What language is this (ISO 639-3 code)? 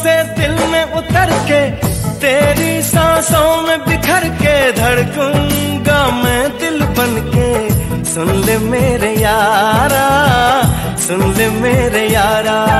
hin